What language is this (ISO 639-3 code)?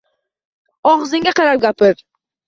uzb